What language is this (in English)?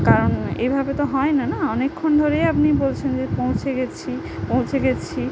Bangla